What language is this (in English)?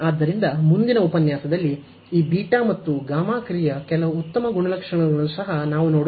Kannada